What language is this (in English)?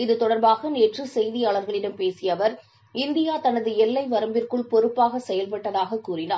Tamil